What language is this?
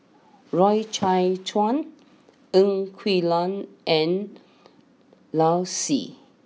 English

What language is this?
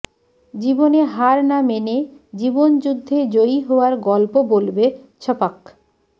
Bangla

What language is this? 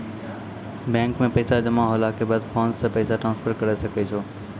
Maithili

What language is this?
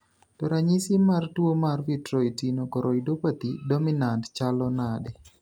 Luo (Kenya and Tanzania)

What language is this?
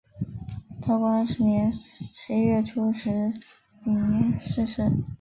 Chinese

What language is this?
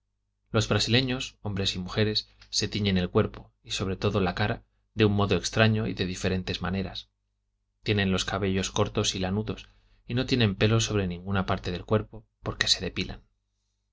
Spanish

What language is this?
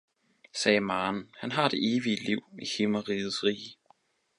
Danish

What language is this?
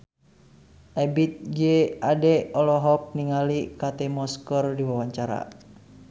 Sundanese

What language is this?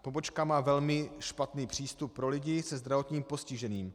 Czech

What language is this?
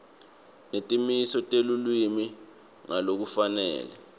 Swati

